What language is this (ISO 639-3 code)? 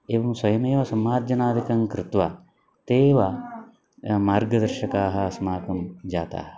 san